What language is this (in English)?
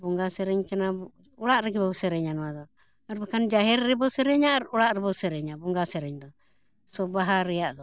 Santali